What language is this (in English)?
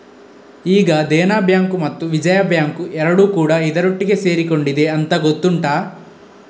Kannada